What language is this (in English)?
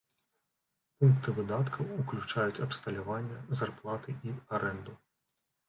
Belarusian